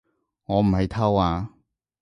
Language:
Cantonese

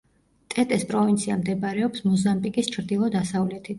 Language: Georgian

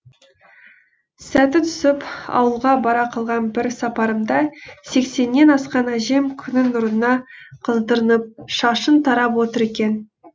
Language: Kazakh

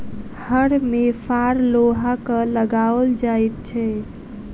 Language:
Maithili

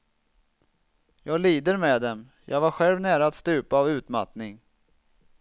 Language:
Swedish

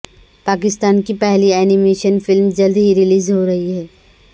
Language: Urdu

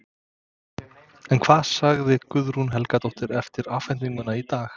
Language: Icelandic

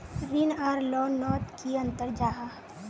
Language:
Magahi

